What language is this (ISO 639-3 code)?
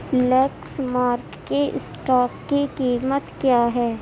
urd